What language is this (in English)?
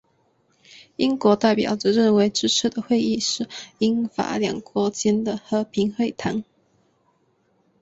Chinese